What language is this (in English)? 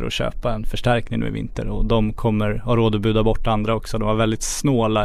Swedish